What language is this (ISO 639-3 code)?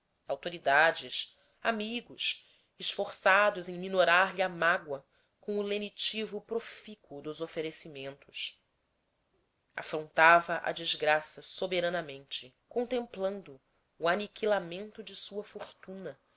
por